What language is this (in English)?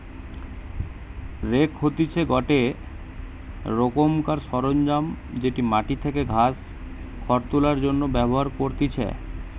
Bangla